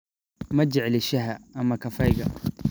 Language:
Somali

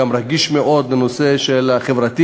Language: Hebrew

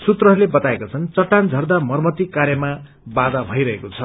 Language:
Nepali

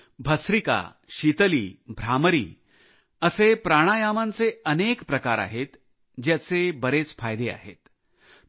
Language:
Marathi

